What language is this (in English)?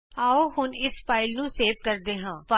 Punjabi